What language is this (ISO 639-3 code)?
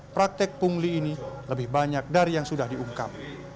ind